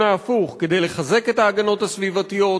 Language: Hebrew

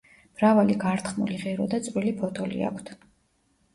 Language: Georgian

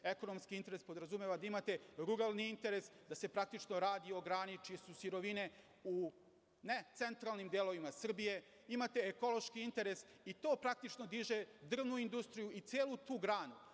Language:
Serbian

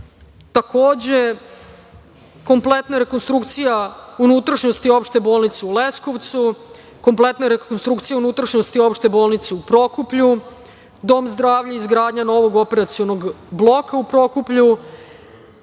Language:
Serbian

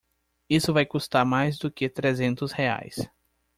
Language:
Portuguese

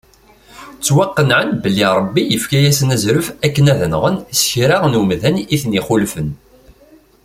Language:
Kabyle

